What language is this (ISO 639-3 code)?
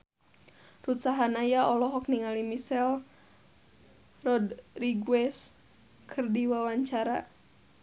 sun